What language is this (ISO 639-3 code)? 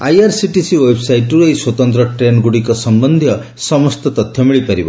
ori